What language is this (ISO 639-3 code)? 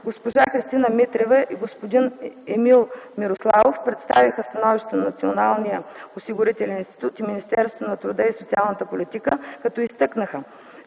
bul